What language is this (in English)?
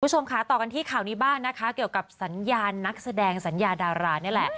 Thai